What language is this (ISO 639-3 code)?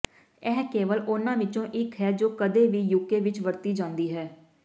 pan